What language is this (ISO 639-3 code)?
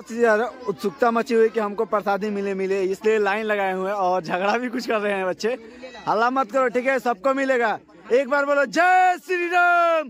hin